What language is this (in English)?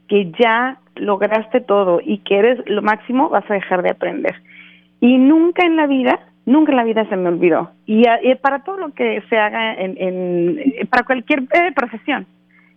Spanish